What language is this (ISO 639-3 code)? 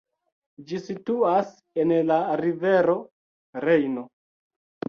epo